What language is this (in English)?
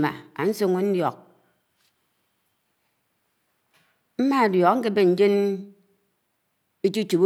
Anaang